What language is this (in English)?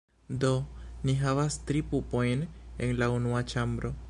Esperanto